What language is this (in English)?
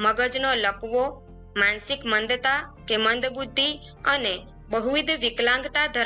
Gujarati